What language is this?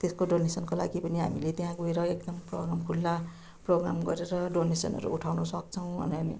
Nepali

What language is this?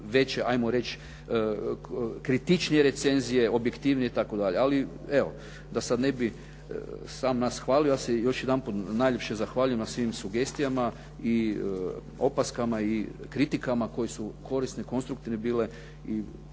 Croatian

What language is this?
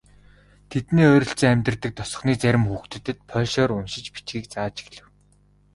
Mongolian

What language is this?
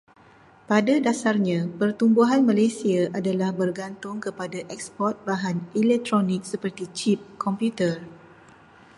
Malay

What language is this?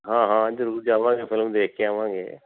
Punjabi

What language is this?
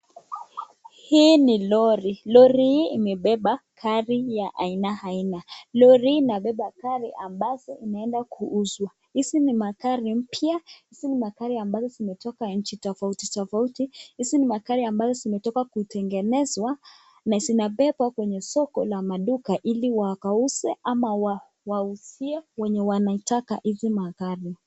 Swahili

